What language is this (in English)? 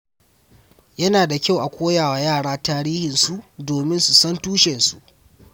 Hausa